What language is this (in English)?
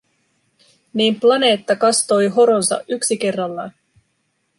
Finnish